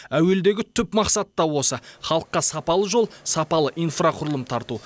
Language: Kazakh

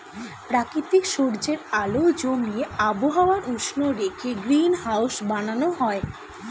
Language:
Bangla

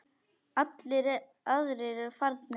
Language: Icelandic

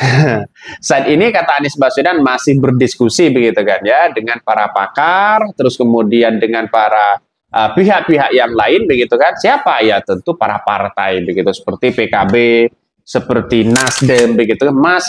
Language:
Indonesian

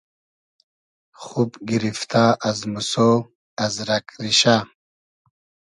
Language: Hazaragi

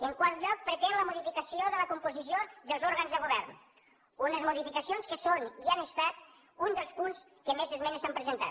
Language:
Catalan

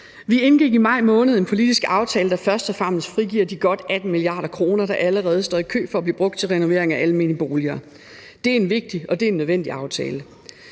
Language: Danish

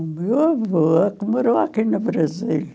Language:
Portuguese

